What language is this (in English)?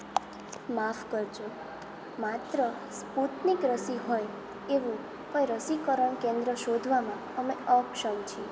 Gujarati